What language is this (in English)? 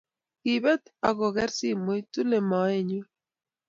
Kalenjin